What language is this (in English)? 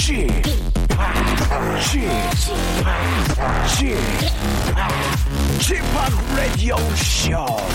Korean